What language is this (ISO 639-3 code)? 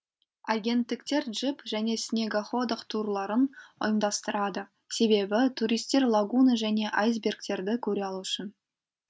kaz